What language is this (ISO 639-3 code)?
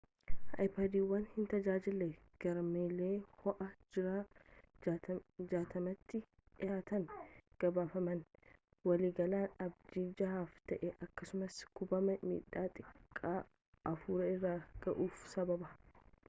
orm